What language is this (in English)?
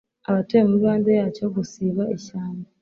Kinyarwanda